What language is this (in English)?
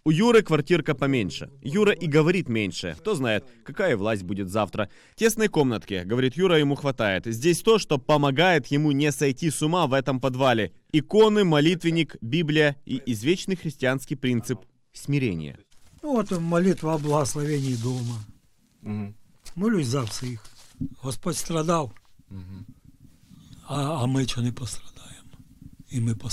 Russian